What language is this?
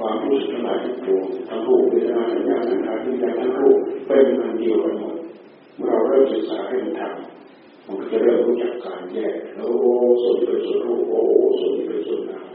Thai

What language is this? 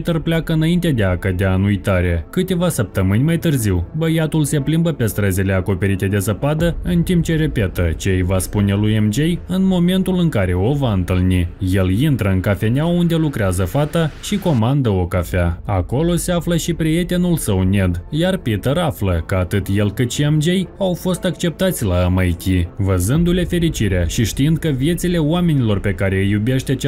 Romanian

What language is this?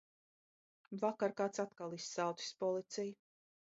Latvian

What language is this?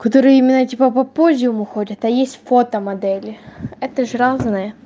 Russian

